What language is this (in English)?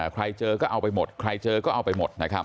Thai